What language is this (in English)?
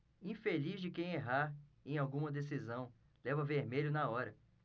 Portuguese